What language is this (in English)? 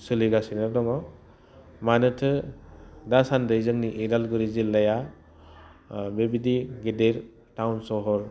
Bodo